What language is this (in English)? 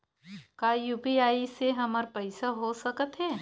Chhattisgarhi